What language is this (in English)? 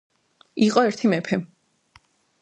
Georgian